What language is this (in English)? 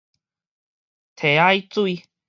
Min Nan Chinese